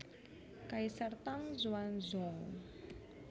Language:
Javanese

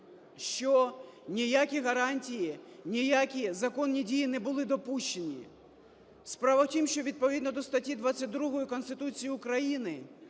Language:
Ukrainian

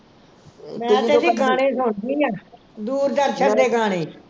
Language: Punjabi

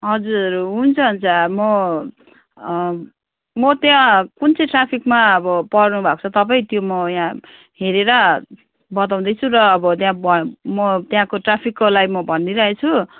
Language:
Nepali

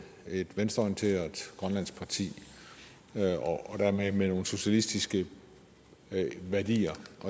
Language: Danish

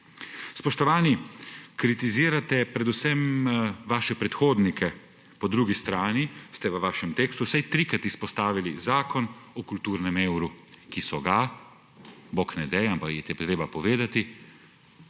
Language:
Slovenian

